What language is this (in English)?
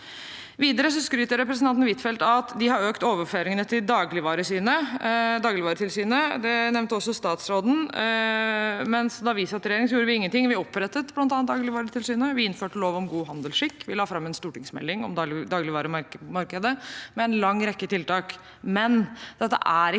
Norwegian